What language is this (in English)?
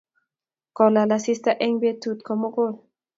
Kalenjin